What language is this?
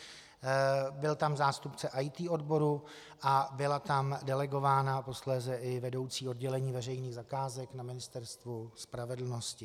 Czech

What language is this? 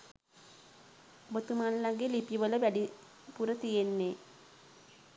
Sinhala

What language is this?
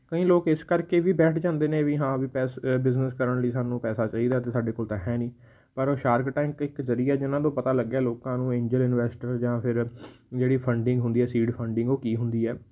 Punjabi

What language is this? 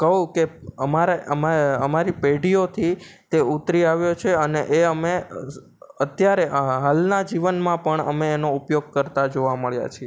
Gujarati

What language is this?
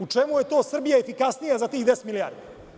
Serbian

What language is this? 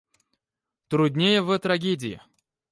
Russian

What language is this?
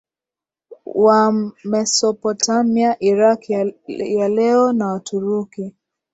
Swahili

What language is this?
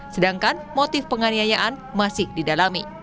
Indonesian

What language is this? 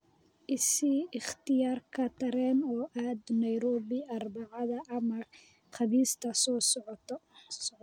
Somali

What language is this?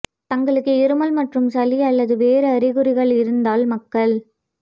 Tamil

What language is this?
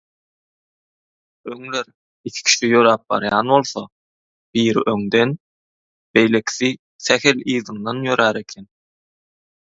Turkmen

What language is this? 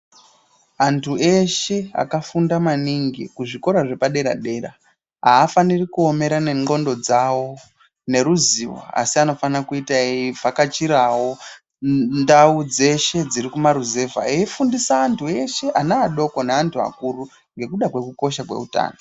Ndau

